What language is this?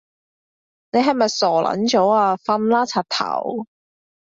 Cantonese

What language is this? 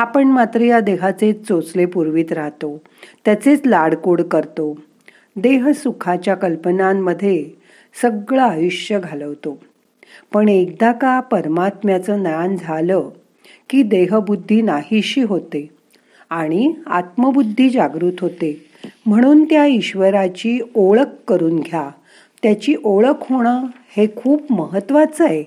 Marathi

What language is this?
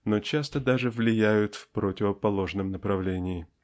Russian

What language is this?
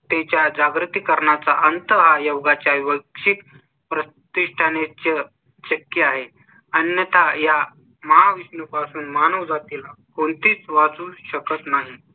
Marathi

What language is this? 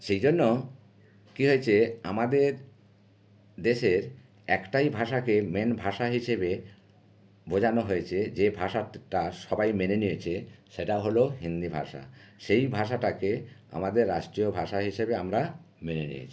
Bangla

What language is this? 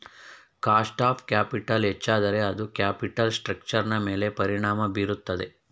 Kannada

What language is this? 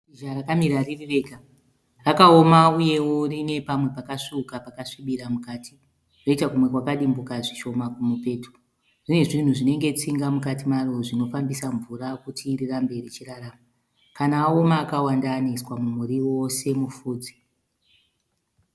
Shona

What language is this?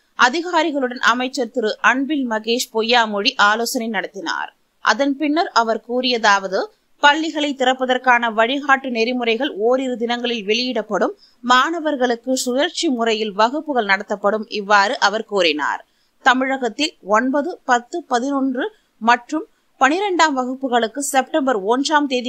Romanian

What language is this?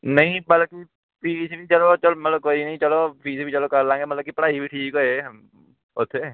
Punjabi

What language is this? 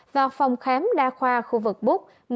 Vietnamese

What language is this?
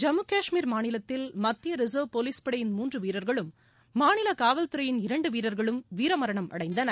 Tamil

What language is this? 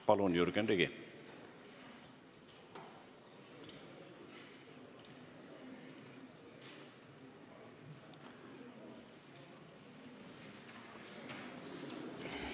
Estonian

